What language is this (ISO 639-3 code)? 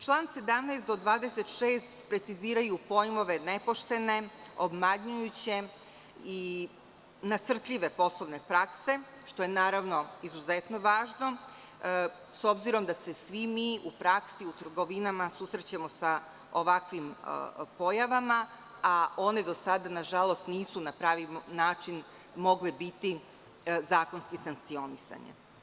srp